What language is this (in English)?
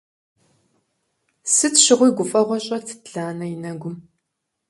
Kabardian